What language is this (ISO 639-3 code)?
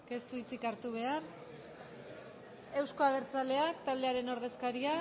eus